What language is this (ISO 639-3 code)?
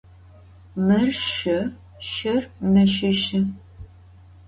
ady